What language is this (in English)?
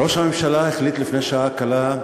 Hebrew